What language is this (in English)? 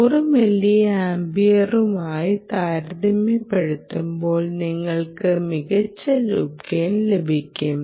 Malayalam